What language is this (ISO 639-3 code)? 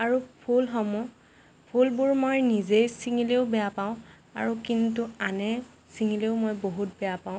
asm